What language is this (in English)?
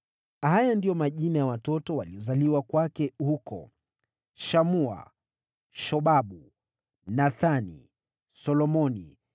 Swahili